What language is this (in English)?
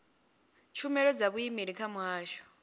Venda